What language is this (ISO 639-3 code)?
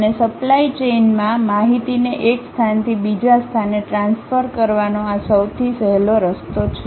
guj